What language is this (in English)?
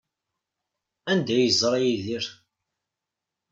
Kabyle